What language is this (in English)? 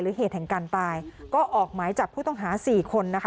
Thai